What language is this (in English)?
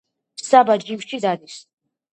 Georgian